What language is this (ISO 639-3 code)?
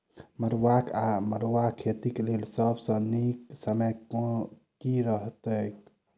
mai